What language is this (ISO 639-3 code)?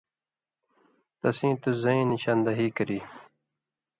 mvy